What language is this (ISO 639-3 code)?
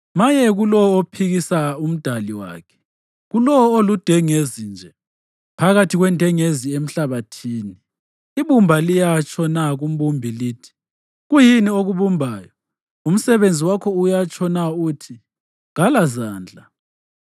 nde